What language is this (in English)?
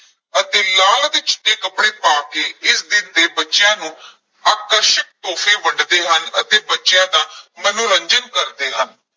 Punjabi